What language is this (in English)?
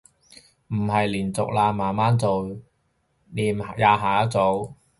Cantonese